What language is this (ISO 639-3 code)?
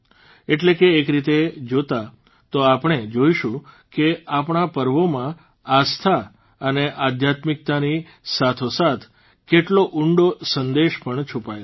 guj